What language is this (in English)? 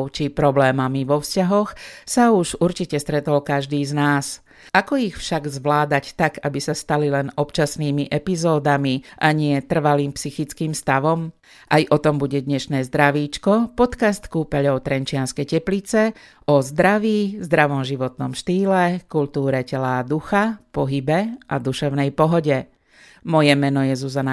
Slovak